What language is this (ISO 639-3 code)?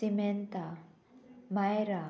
kok